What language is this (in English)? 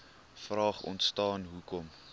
Afrikaans